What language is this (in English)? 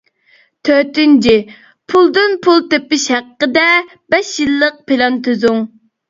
Uyghur